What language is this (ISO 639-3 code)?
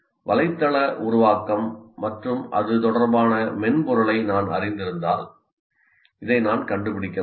tam